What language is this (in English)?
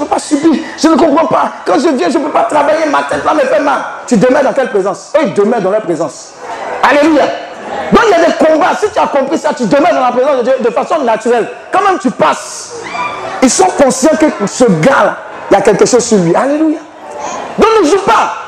French